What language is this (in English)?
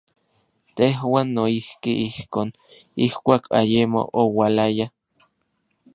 Orizaba Nahuatl